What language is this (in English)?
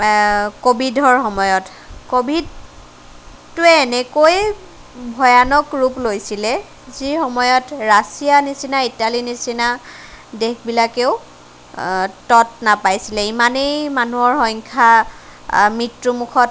Assamese